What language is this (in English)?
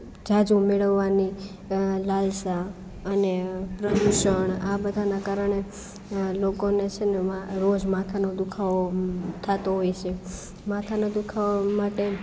Gujarati